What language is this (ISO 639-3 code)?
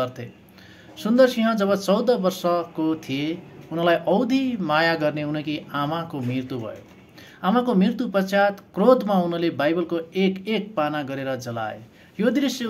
hin